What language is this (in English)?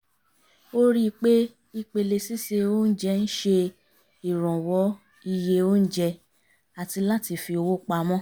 Yoruba